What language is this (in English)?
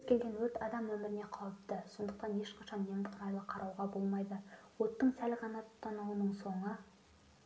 Kazakh